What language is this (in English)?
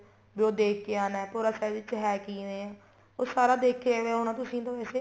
Punjabi